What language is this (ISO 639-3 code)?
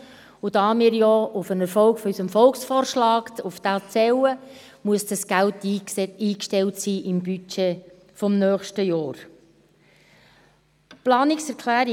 gsw